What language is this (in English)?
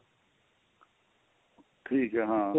Punjabi